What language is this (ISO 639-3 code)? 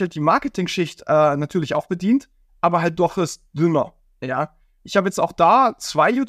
deu